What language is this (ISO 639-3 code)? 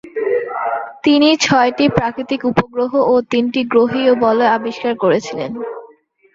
ben